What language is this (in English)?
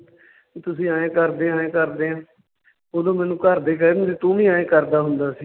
Punjabi